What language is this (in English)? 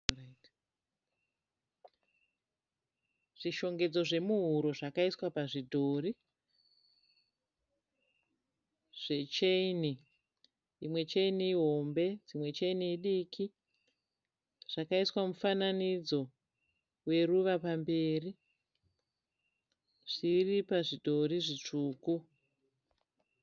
Shona